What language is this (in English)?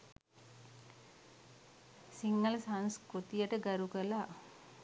Sinhala